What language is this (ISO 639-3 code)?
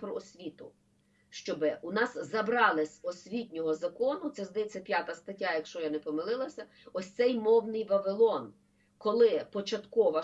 ukr